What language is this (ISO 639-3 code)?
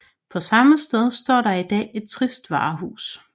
dan